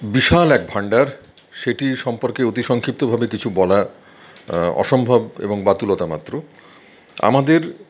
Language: Bangla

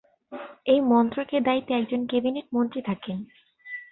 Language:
Bangla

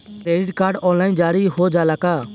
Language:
Bhojpuri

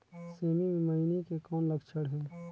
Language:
Chhattisgarhi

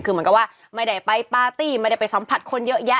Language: Thai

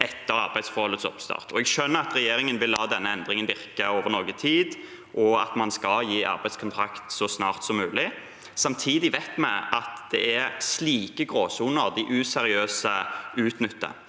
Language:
Norwegian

